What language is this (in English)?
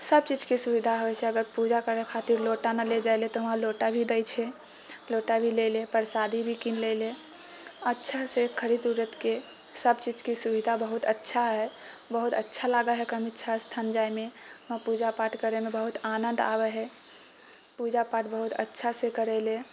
Maithili